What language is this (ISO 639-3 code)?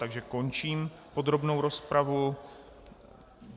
ces